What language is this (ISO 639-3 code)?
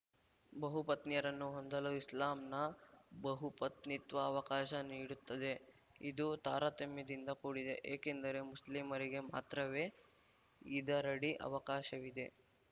kan